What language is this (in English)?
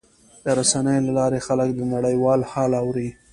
Pashto